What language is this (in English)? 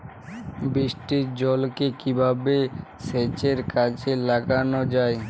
Bangla